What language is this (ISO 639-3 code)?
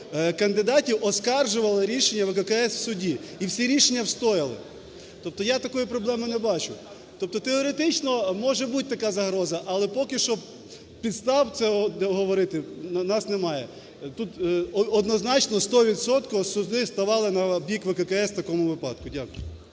ukr